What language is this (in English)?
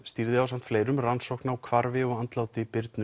Icelandic